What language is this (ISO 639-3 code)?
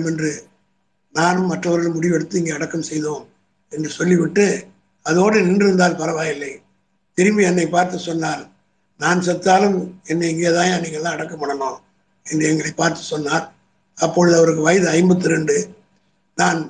tam